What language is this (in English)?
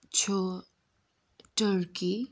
Kashmiri